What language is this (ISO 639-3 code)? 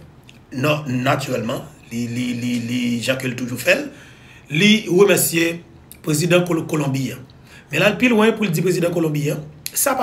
fra